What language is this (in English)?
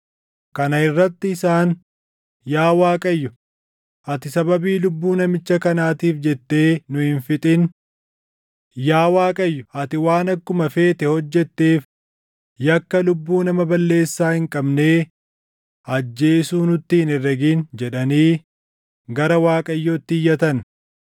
Oromo